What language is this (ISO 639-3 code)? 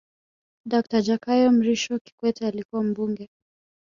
swa